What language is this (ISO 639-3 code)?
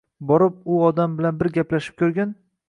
uzb